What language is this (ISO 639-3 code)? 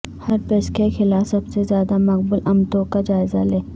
urd